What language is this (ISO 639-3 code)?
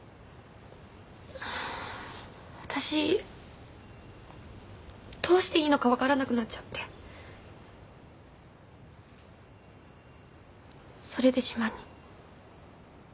jpn